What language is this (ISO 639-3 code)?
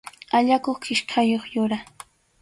qxu